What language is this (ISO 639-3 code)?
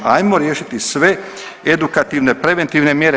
hrv